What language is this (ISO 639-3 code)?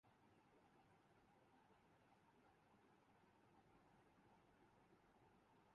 urd